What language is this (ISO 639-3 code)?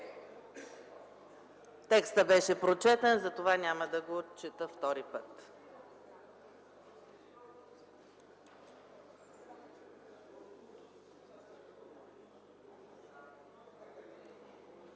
bul